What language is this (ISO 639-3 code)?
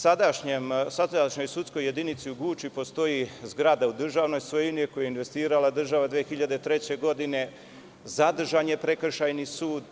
srp